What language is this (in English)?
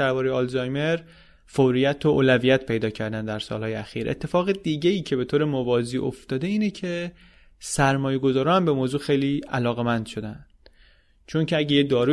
Persian